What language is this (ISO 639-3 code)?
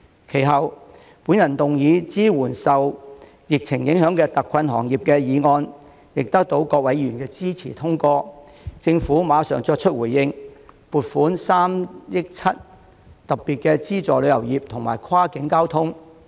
yue